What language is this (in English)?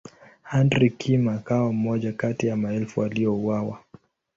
Swahili